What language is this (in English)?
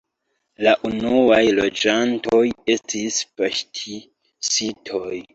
Esperanto